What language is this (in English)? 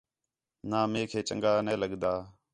Khetrani